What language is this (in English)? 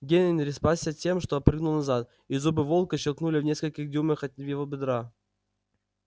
Russian